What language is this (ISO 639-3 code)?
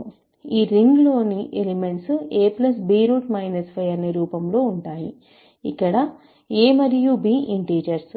tel